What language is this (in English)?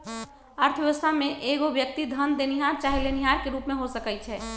Magahi